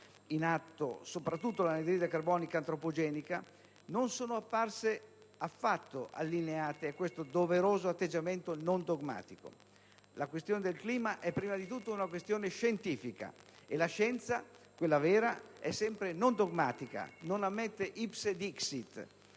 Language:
Italian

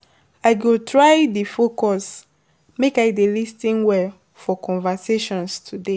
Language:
Nigerian Pidgin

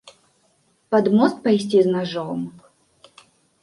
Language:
Belarusian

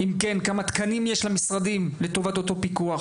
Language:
Hebrew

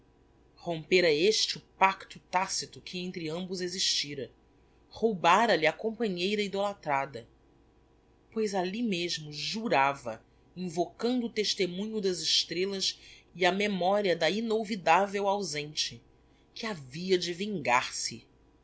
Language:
Portuguese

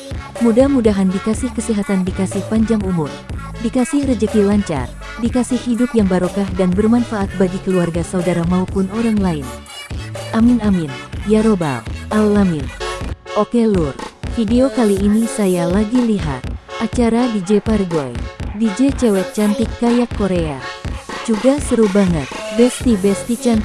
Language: Indonesian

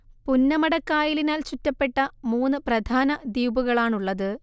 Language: Malayalam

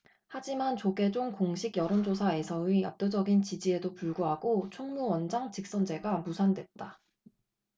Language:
Korean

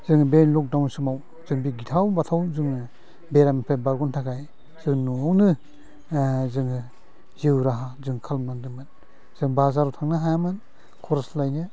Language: Bodo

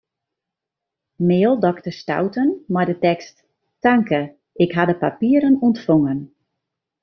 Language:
Western Frisian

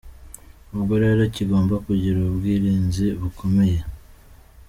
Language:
Kinyarwanda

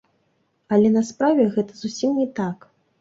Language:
Belarusian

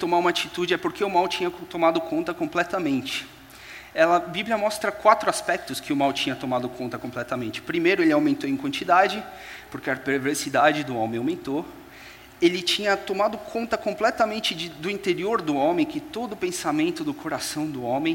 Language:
Portuguese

